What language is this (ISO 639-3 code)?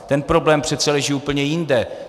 ces